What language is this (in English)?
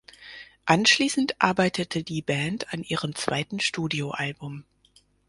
German